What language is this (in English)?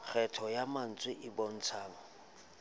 Southern Sotho